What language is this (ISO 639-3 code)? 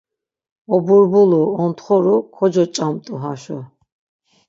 lzz